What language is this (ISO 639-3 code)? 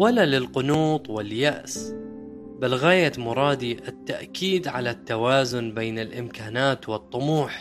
ara